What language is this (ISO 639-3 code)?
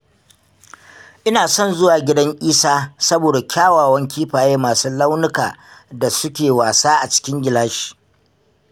hau